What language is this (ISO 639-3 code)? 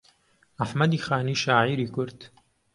ckb